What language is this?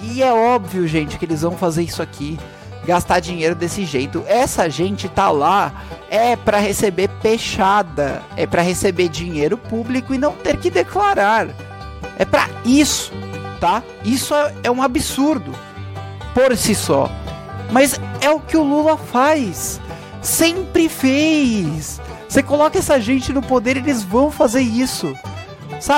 Portuguese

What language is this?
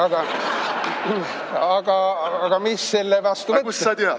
Estonian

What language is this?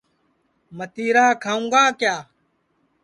Sansi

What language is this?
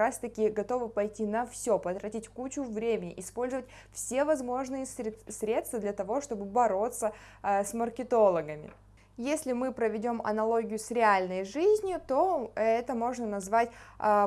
Russian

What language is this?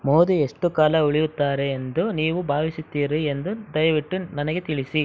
Kannada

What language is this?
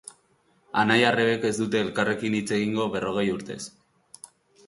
Basque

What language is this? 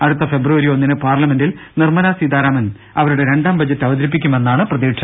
Malayalam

